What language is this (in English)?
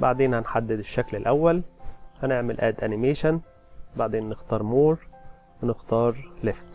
Arabic